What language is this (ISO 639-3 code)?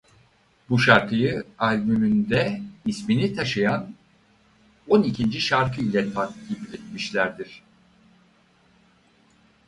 tur